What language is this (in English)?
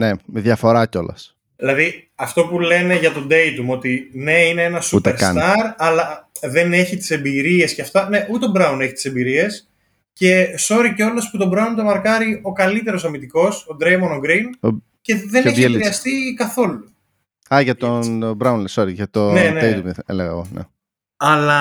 Greek